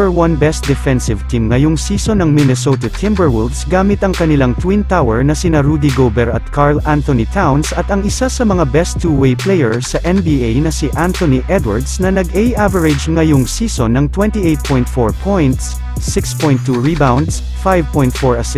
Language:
Filipino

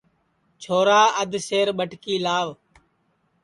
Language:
Sansi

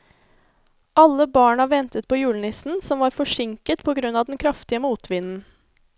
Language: Norwegian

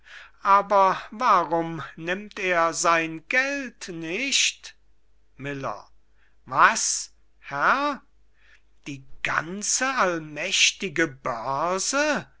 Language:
German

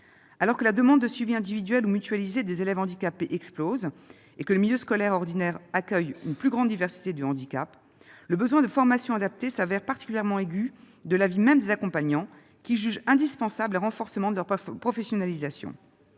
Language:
French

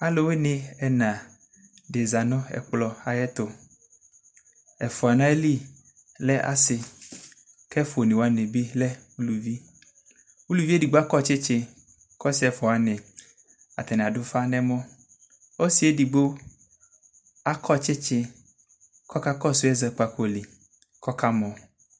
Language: Ikposo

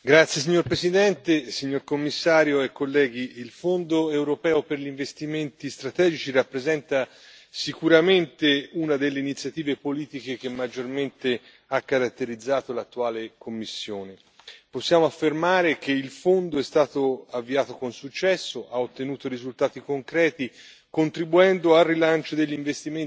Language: Italian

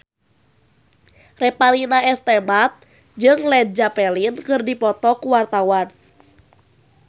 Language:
Sundanese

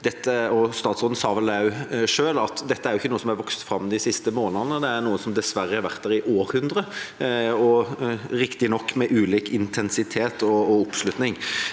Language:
Norwegian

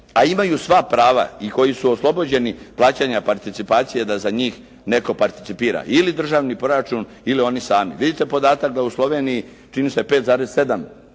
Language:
Croatian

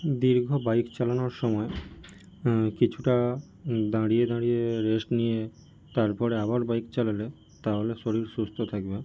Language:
Bangla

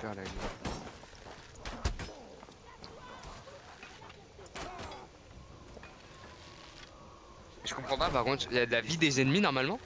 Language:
French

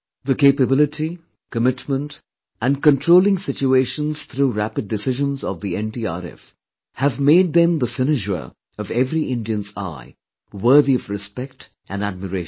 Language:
English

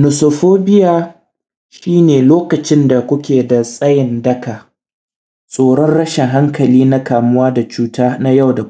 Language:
Hausa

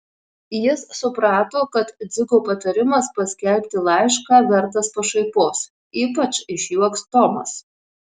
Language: Lithuanian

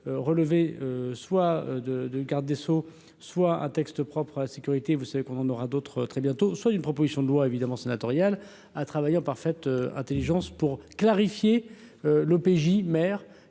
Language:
French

